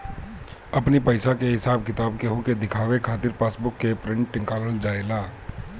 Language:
Bhojpuri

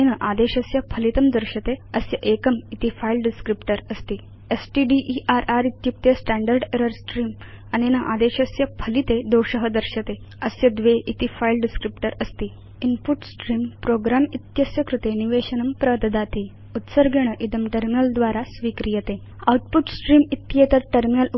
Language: Sanskrit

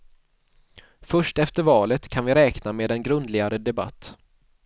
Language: Swedish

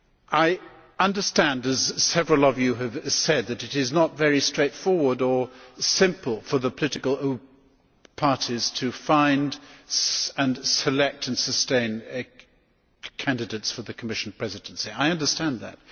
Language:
English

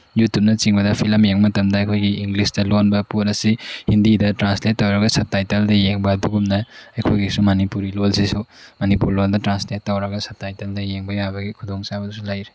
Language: Manipuri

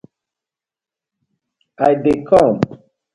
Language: Nigerian Pidgin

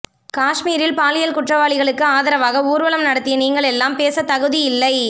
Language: Tamil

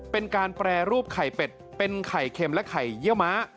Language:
Thai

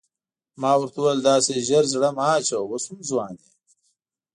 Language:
Pashto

